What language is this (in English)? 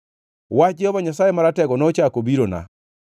Luo (Kenya and Tanzania)